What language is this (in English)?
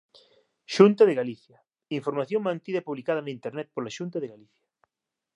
Galician